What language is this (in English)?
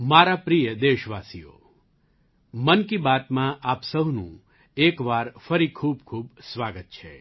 Gujarati